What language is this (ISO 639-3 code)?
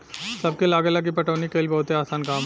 bho